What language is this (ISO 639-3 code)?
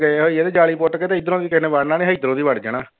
pan